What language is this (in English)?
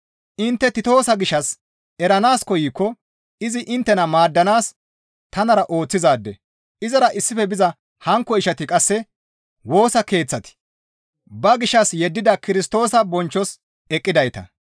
Gamo